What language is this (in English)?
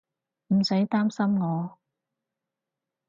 Cantonese